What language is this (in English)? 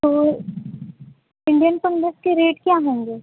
Urdu